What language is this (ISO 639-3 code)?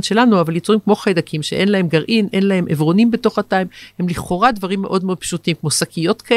heb